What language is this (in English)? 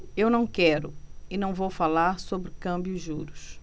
Portuguese